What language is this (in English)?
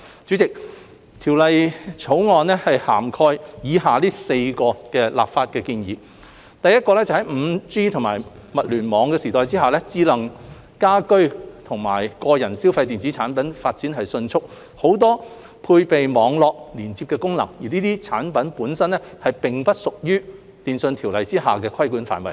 Cantonese